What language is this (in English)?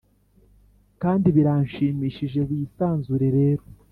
Kinyarwanda